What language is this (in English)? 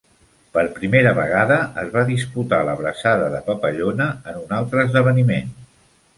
Catalan